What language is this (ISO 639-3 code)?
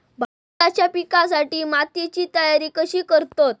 mar